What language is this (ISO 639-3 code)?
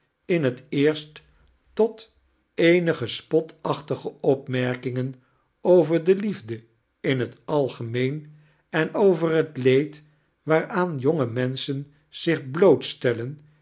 nld